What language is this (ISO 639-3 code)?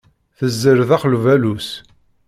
kab